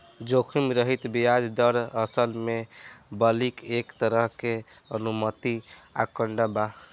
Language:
Bhojpuri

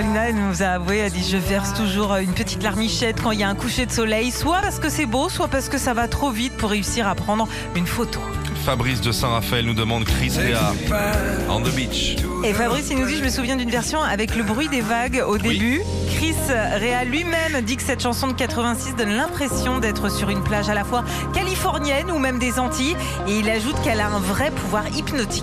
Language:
French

